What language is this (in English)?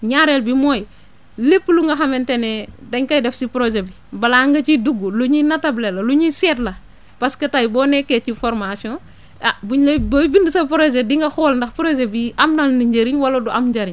Wolof